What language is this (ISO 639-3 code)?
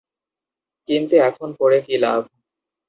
ben